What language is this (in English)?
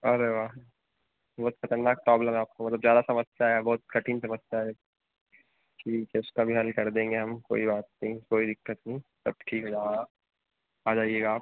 Hindi